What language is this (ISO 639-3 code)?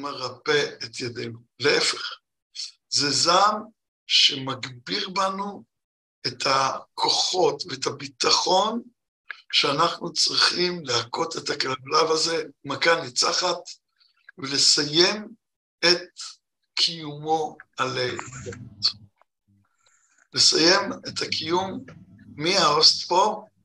heb